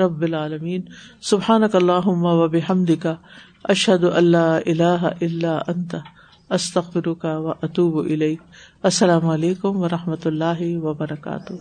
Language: Urdu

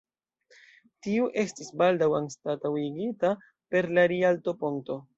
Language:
Esperanto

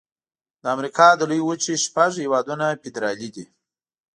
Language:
Pashto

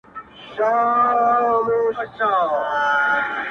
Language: Pashto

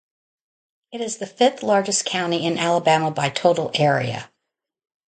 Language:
English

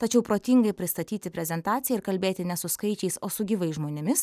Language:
Lithuanian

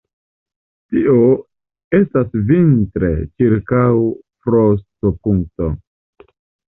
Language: Esperanto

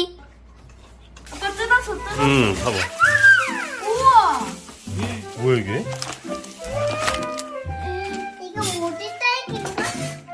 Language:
Korean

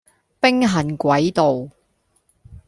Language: Cantonese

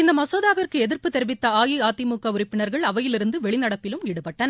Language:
Tamil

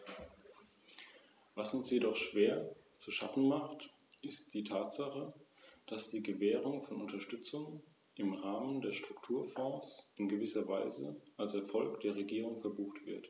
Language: German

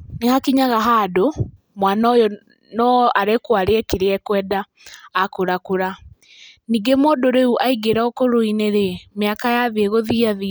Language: Kikuyu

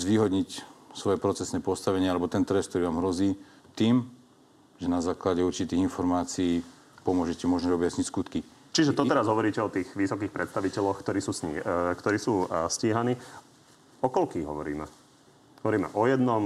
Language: Slovak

